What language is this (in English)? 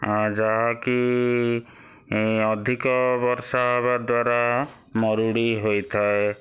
Odia